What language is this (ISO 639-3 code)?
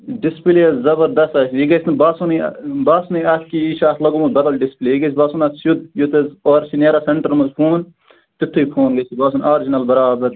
kas